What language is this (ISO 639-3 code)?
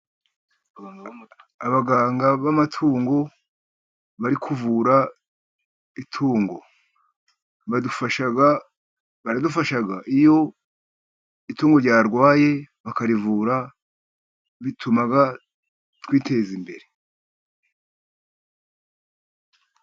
kin